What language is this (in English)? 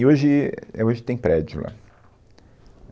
Portuguese